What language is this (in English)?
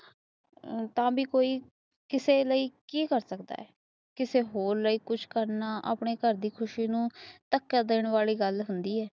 Punjabi